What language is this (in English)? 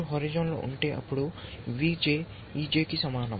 Telugu